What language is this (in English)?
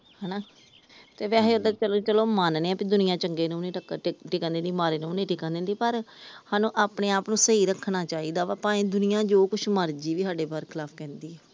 Punjabi